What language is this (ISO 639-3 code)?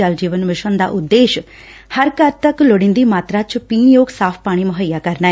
pan